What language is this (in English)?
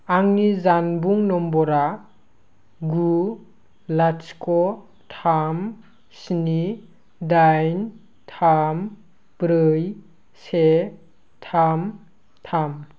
Bodo